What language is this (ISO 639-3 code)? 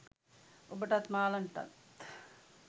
sin